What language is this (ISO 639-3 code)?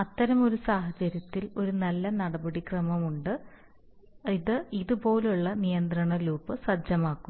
mal